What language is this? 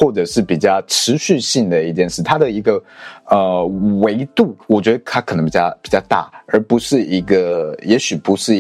Chinese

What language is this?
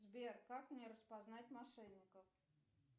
Russian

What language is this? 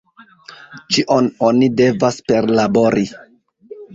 Esperanto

